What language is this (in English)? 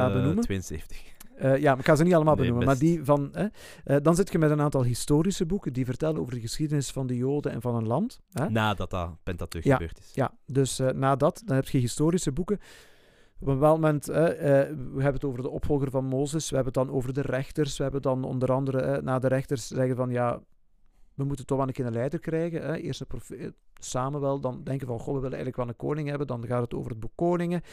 Dutch